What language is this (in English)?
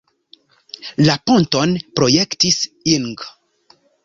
Esperanto